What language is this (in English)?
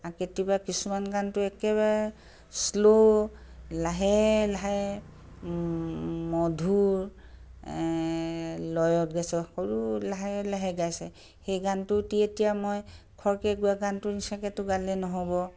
Assamese